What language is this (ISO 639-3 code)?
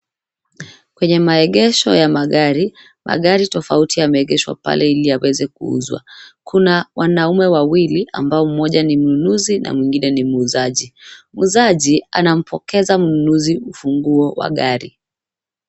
swa